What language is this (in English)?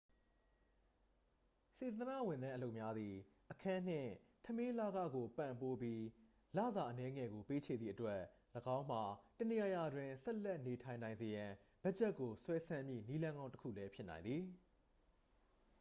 Burmese